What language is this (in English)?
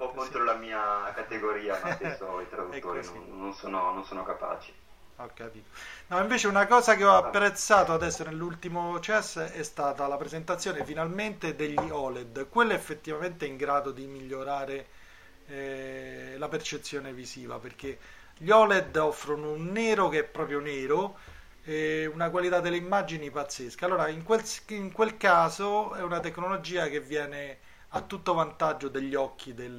Italian